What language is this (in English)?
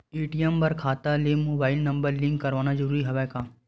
Chhattisgarhi